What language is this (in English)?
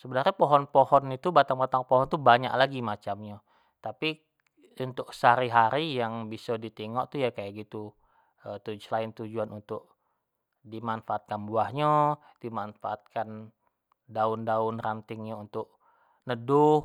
Jambi Malay